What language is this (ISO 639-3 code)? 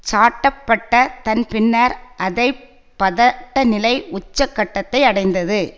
tam